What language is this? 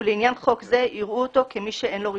Hebrew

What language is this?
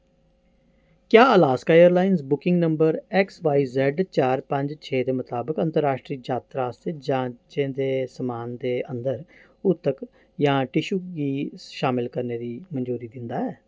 Dogri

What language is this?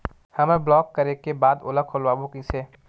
Chhattisgarhi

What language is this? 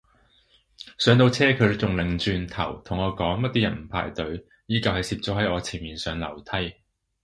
Cantonese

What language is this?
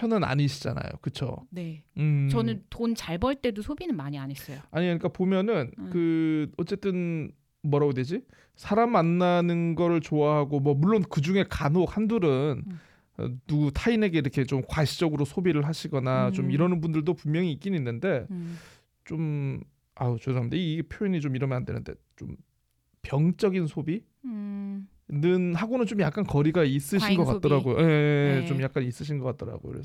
Korean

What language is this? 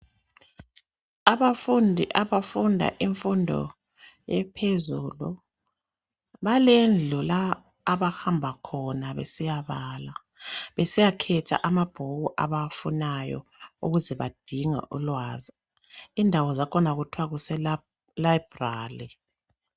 North Ndebele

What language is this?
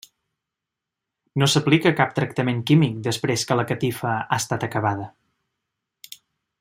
Catalan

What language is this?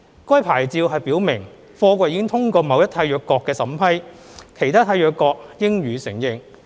Cantonese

